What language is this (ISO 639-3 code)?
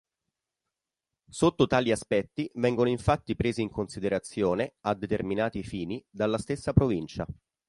ita